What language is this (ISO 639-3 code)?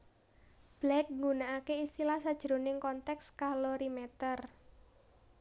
jav